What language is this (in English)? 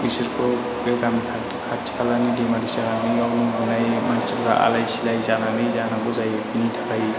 Bodo